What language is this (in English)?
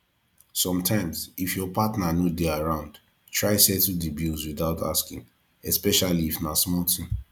Nigerian Pidgin